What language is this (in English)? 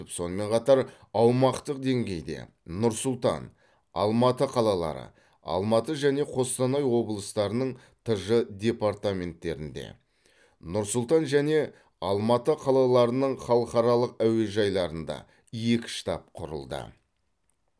Kazakh